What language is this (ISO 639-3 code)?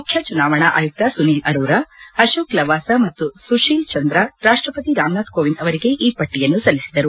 kan